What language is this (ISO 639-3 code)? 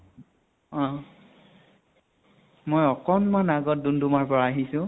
asm